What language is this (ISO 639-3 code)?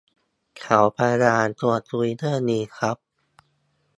tha